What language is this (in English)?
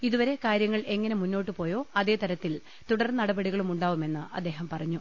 Malayalam